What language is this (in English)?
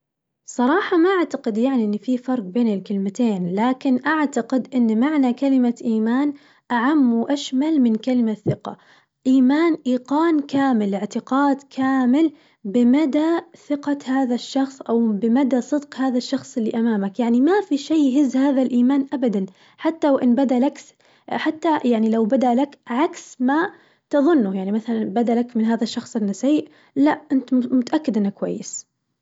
Najdi Arabic